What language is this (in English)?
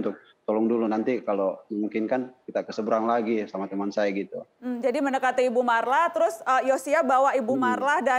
Indonesian